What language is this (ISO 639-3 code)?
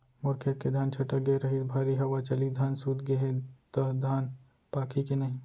hne